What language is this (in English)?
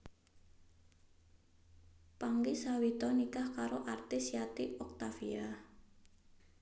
Javanese